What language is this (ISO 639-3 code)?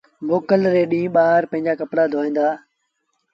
sbn